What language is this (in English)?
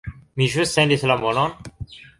Esperanto